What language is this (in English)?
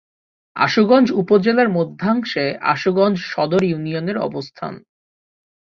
Bangla